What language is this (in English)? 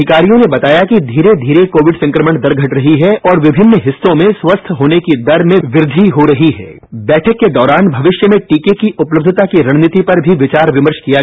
Hindi